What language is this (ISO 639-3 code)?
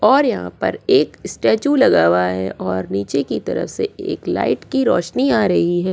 hin